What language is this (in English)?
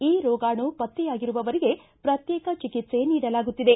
Kannada